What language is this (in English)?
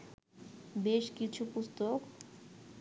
Bangla